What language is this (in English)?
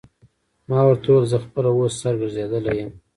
Pashto